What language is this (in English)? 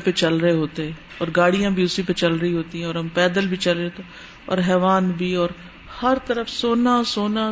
Urdu